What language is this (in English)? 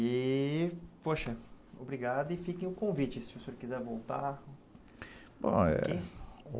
Portuguese